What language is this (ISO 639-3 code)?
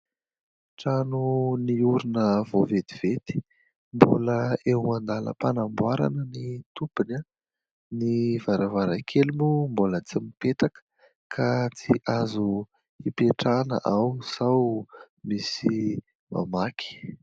mlg